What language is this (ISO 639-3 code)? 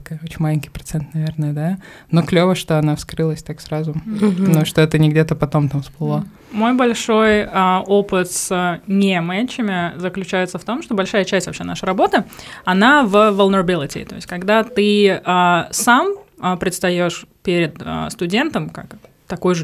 rus